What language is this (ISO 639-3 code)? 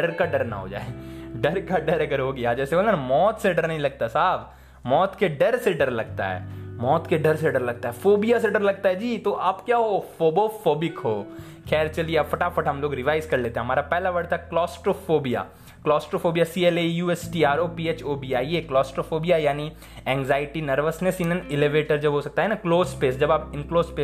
hin